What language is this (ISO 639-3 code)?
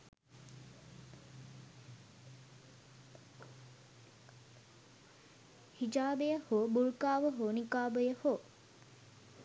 sin